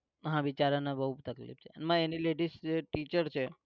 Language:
Gujarati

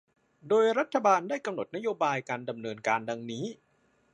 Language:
Thai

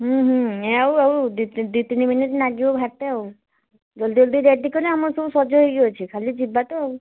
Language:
Odia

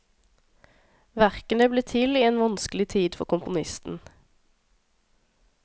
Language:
Norwegian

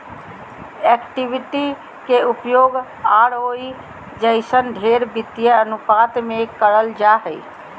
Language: Magahi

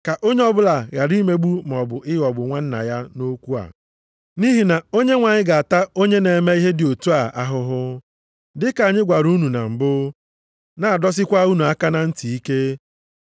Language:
Igbo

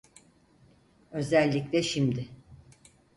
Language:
Turkish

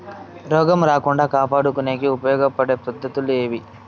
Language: Telugu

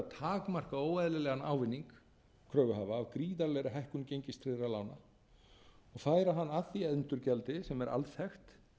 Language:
Icelandic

